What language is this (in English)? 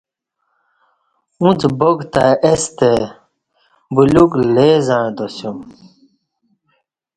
Kati